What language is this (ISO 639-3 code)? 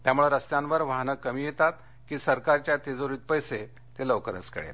mar